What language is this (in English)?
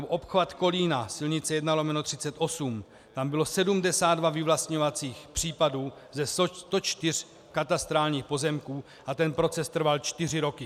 Czech